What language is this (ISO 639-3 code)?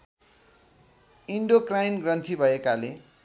nep